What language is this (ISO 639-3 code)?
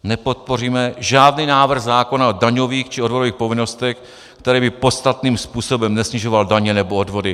ces